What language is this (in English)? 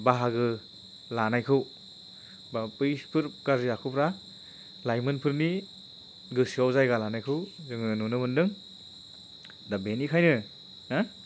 Bodo